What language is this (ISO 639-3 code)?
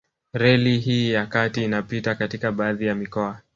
swa